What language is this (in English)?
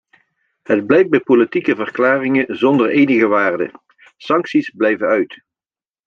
Dutch